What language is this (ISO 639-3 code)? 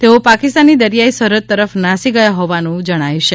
guj